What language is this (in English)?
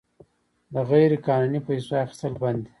Pashto